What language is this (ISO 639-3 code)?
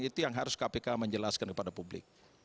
ind